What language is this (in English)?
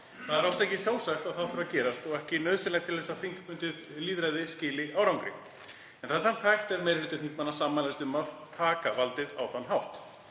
Icelandic